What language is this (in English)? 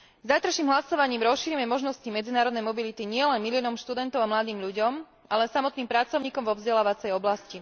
Slovak